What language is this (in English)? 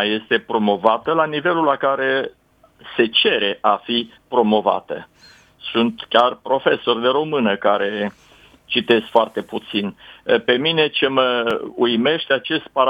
Romanian